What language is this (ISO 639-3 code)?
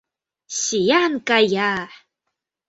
chm